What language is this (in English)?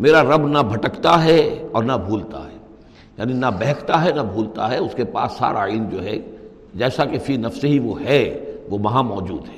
Urdu